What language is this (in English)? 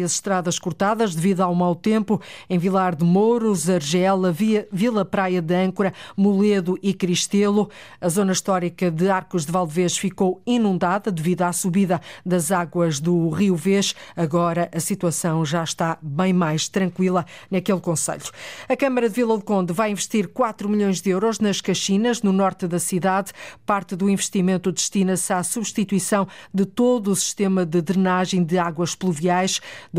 Portuguese